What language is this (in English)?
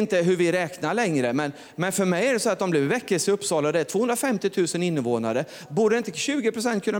Swedish